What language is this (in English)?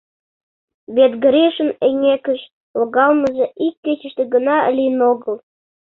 Mari